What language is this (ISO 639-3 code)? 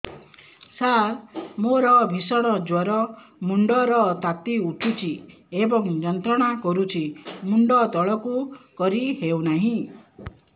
ori